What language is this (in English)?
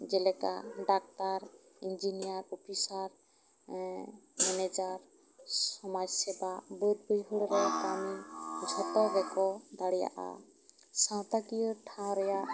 Santali